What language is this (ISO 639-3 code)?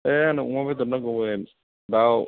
brx